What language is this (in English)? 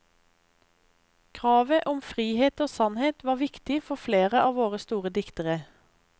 Norwegian